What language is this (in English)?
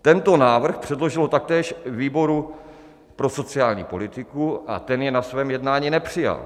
Czech